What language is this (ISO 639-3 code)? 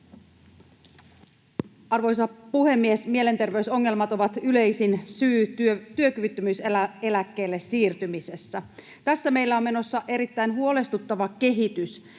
fin